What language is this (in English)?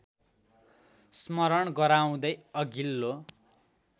Nepali